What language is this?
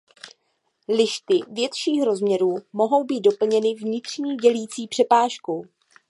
Czech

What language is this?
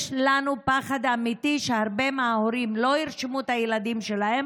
Hebrew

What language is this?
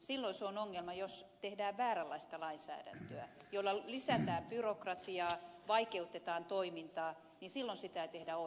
Finnish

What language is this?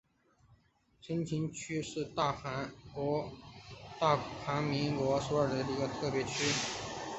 Chinese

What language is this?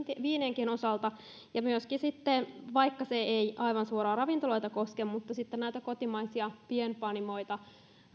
Finnish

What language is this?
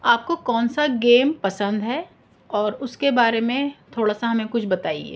Urdu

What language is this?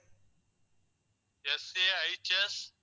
Tamil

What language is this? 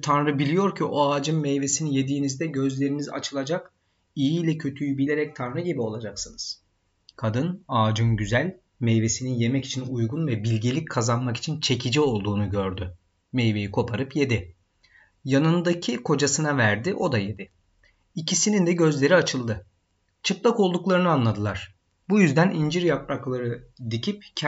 Turkish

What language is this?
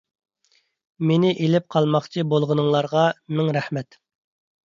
Uyghur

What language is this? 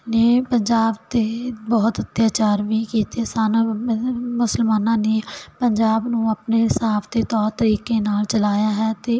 Punjabi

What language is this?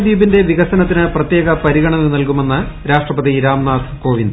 Malayalam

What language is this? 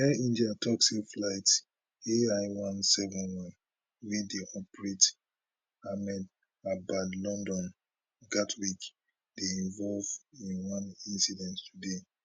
Nigerian Pidgin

